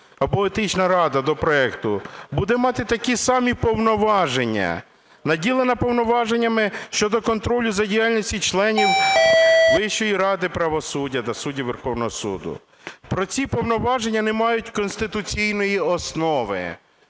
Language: Ukrainian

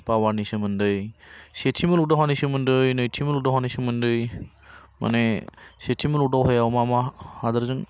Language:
Bodo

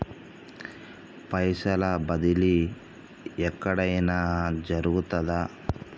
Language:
Telugu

